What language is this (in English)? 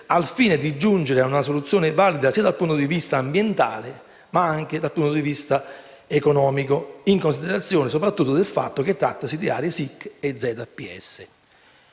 Italian